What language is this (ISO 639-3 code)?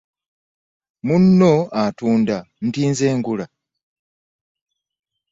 lug